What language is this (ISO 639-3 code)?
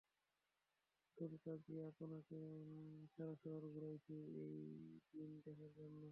ben